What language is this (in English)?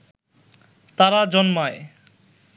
Bangla